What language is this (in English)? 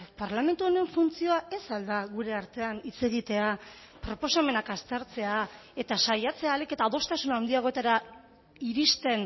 Basque